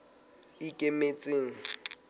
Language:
Southern Sotho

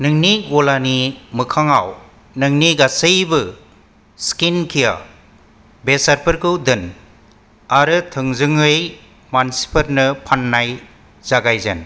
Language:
Bodo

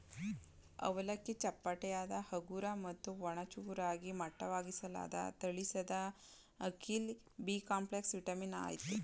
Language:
Kannada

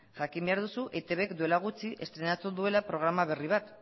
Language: Basque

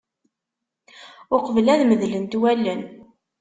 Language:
Kabyle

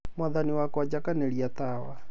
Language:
Kikuyu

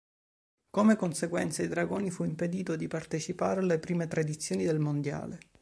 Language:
Italian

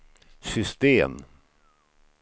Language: Swedish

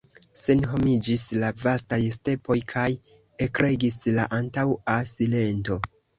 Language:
Esperanto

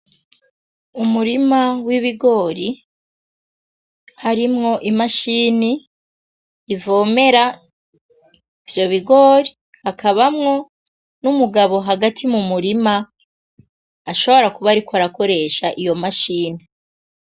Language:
Rundi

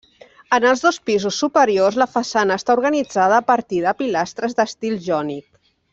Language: Catalan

